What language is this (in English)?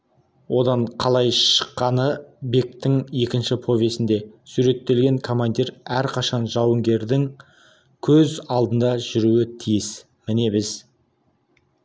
Kazakh